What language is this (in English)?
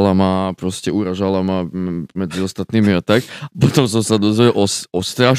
Slovak